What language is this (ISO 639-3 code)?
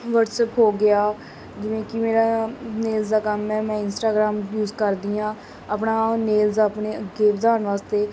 pan